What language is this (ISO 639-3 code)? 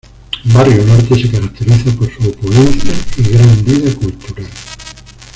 spa